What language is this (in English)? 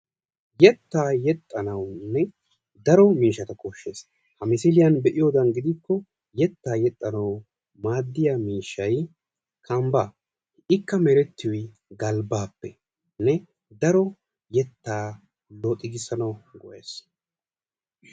Wolaytta